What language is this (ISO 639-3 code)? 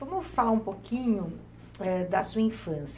por